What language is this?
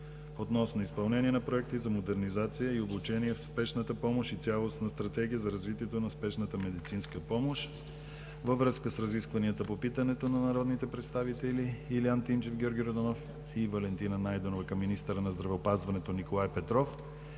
Bulgarian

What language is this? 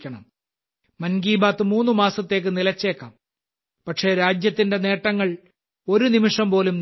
Malayalam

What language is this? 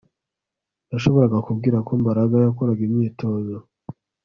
Kinyarwanda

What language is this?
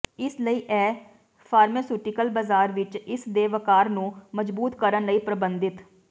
Punjabi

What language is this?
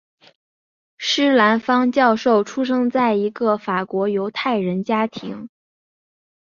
Chinese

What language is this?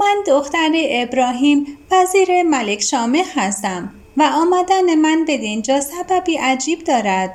Persian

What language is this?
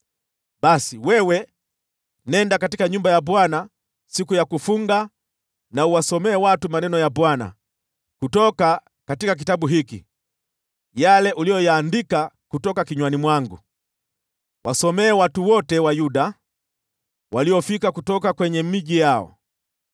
Swahili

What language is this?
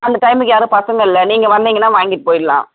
Tamil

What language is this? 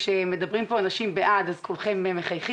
Hebrew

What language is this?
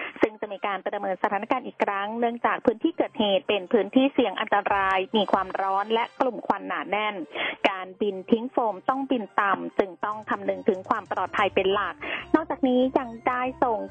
Thai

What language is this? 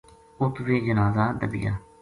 Gujari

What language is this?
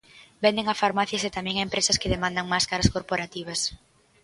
Galician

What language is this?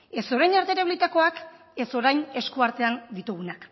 Basque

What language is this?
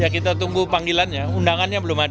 Indonesian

